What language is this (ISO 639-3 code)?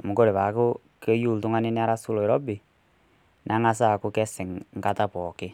mas